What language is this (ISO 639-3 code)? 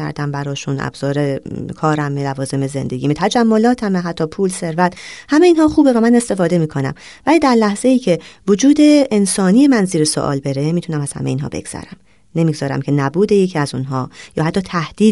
fas